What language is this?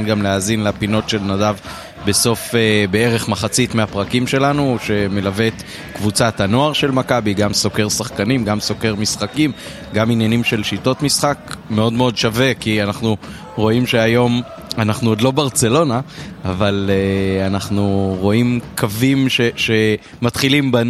Hebrew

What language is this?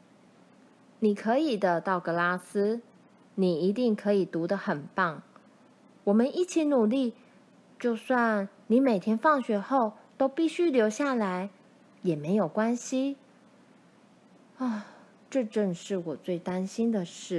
Chinese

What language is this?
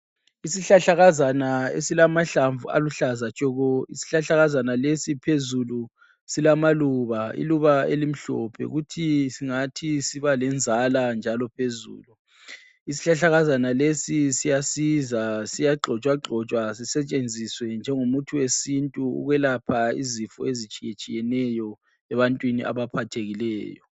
North Ndebele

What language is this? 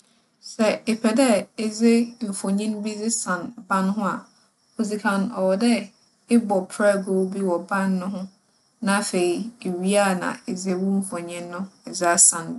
Akan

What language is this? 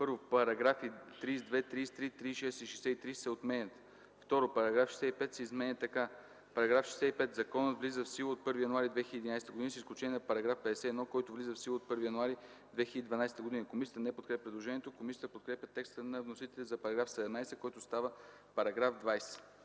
Bulgarian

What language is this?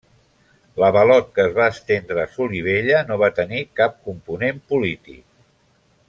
Catalan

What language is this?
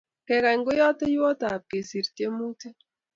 Kalenjin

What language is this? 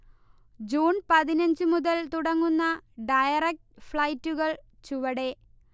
Malayalam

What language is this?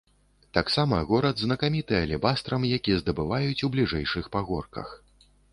Belarusian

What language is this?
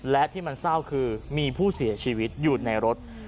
Thai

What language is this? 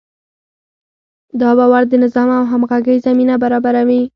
Pashto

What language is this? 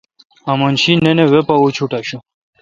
Kalkoti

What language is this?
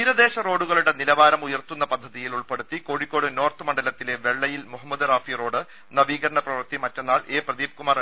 Malayalam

